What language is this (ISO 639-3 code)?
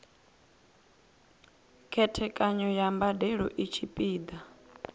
ven